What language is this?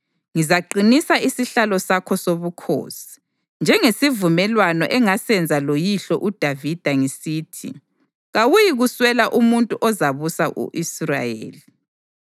North Ndebele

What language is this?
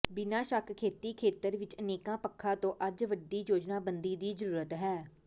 Punjabi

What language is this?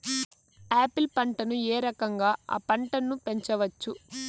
Telugu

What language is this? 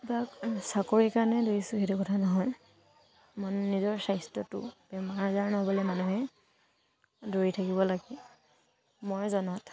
Assamese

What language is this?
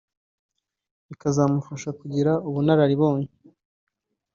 Kinyarwanda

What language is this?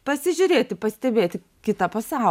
Lithuanian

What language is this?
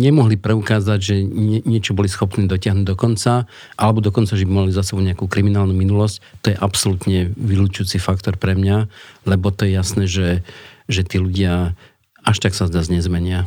Slovak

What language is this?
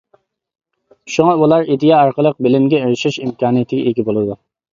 Uyghur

